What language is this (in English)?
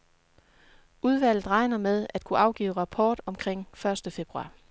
Danish